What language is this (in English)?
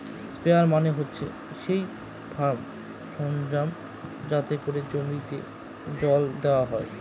Bangla